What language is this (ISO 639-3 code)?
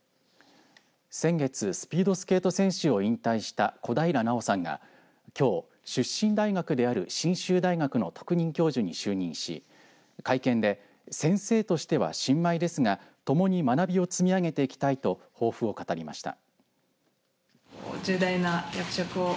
jpn